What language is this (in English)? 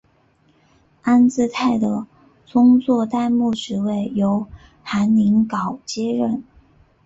Chinese